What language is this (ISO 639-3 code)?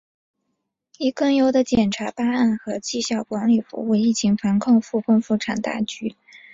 zho